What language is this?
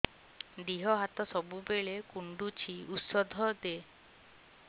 Odia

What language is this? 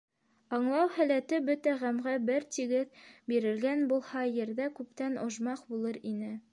Bashkir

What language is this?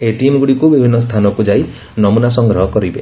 Odia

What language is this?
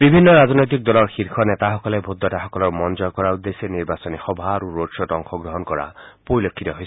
Assamese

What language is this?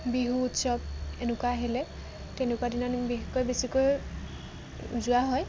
Assamese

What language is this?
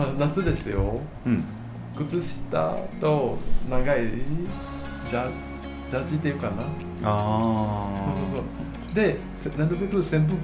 Japanese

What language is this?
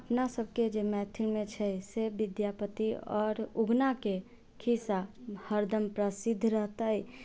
Maithili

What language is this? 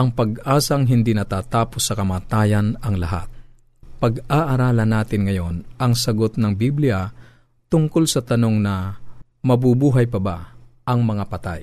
Filipino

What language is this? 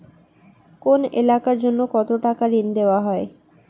Bangla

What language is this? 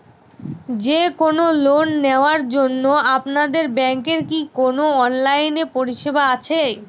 Bangla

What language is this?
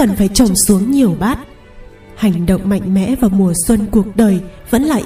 Vietnamese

